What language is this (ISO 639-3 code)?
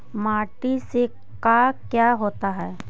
mag